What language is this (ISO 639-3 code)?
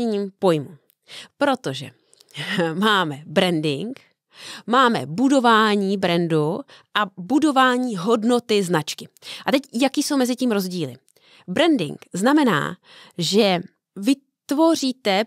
ces